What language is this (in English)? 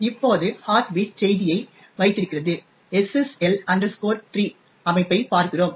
Tamil